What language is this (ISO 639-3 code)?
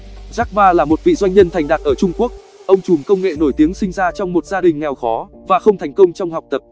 vie